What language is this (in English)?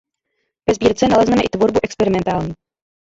Czech